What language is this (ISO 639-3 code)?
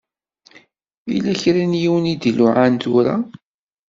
kab